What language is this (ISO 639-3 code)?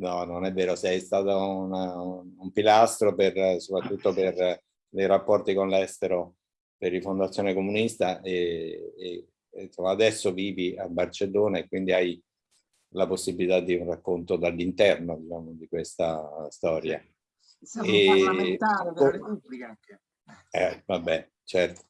ita